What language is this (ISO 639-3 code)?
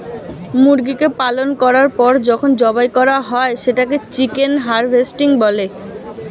ben